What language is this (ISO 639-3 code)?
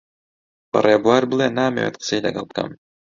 ckb